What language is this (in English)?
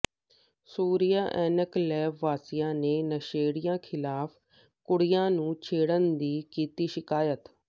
Punjabi